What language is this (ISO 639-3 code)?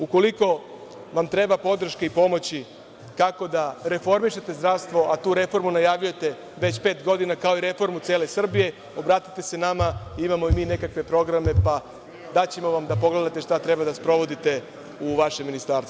srp